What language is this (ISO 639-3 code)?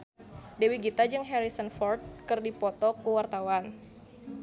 sun